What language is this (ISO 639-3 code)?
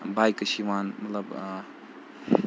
kas